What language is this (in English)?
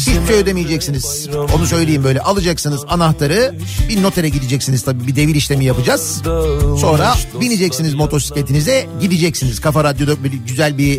Turkish